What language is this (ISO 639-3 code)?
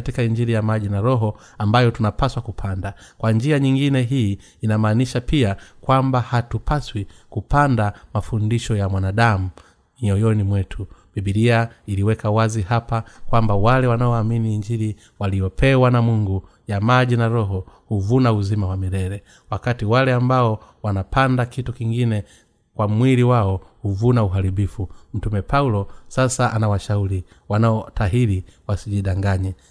swa